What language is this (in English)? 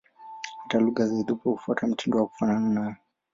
Swahili